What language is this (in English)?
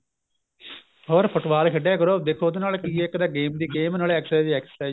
Punjabi